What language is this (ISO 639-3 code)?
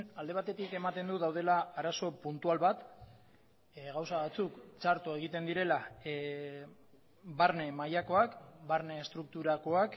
eus